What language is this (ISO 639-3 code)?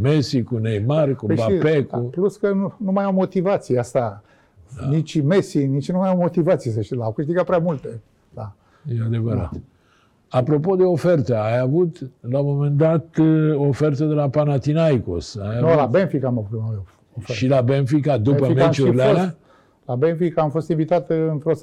ron